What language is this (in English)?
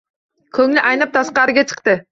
Uzbek